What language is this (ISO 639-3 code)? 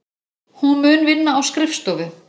isl